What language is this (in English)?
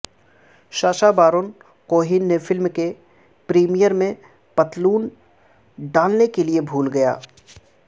Urdu